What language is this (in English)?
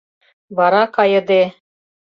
Mari